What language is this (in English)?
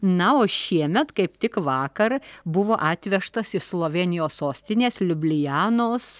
Lithuanian